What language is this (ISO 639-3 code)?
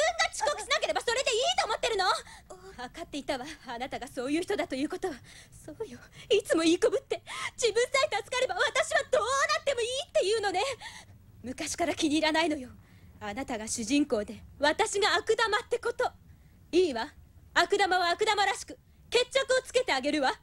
jpn